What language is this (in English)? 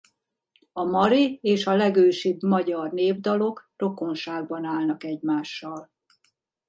Hungarian